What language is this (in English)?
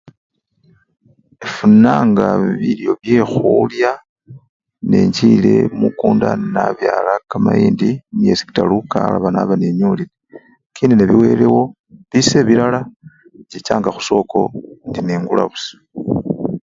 Luyia